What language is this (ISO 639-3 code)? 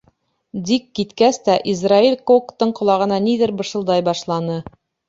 bak